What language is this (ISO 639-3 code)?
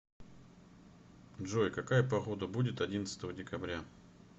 rus